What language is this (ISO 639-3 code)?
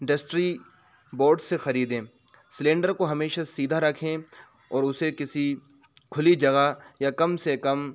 urd